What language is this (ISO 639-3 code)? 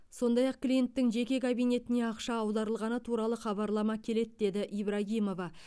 kaz